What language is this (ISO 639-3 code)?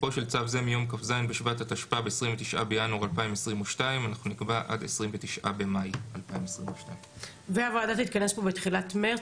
heb